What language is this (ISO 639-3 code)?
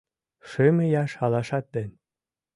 chm